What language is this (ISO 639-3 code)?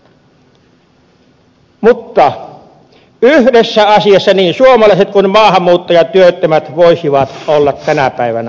fin